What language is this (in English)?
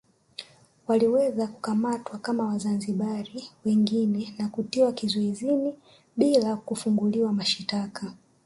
Swahili